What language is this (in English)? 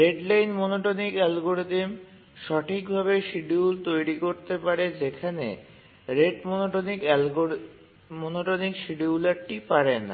Bangla